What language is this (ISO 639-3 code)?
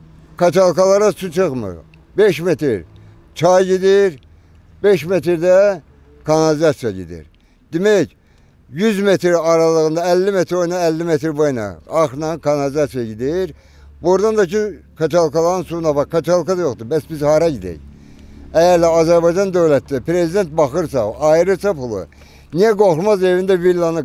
tur